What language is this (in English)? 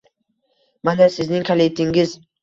Uzbek